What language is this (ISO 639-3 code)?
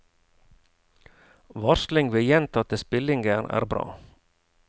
nor